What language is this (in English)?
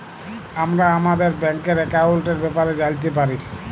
Bangla